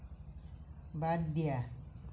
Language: Assamese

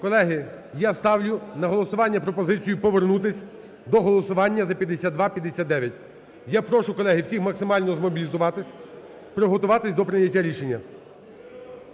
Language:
Ukrainian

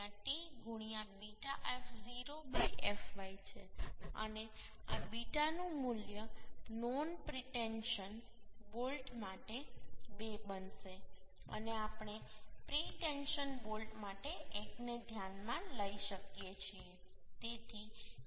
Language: Gujarati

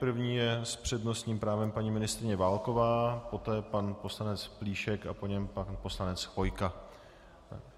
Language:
Czech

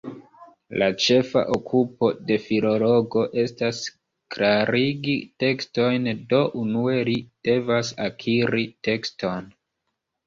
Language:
Esperanto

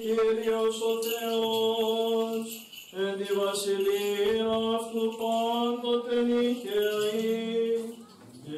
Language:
Greek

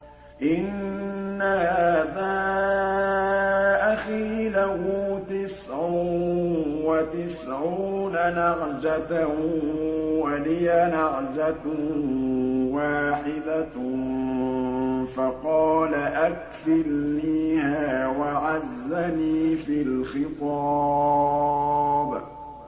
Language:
Arabic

